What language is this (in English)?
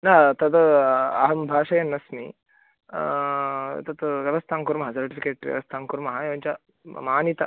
Sanskrit